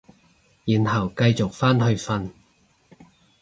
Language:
Cantonese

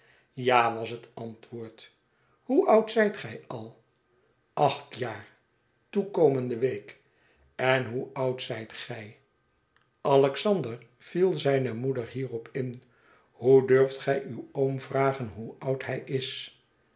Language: Dutch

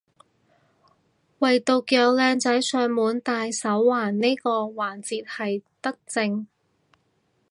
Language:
Cantonese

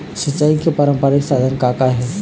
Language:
Chhattisgarhi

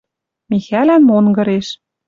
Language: Western Mari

